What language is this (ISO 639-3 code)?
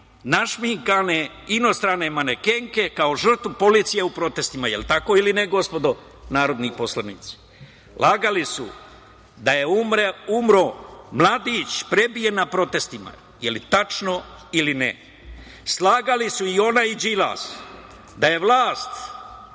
srp